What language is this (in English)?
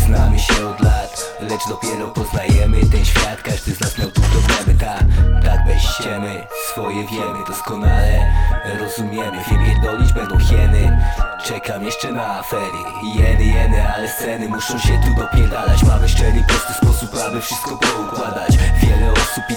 Polish